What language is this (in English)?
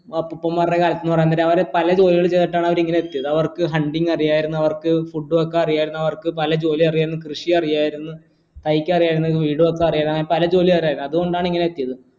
Malayalam